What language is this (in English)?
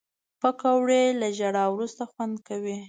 Pashto